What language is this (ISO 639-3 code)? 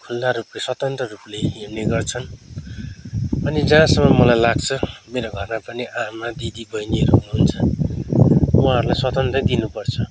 nep